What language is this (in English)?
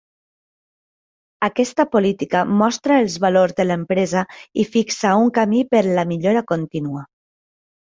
Catalan